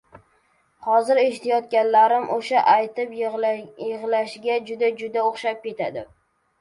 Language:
Uzbek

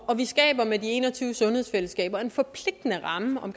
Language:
Danish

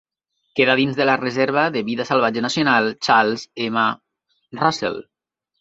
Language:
Catalan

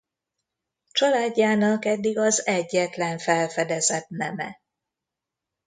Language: Hungarian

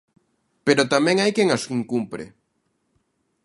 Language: Galician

